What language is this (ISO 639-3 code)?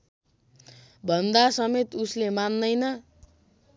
nep